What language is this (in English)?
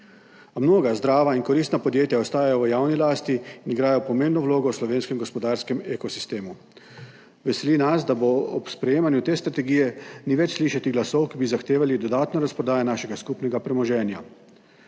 Slovenian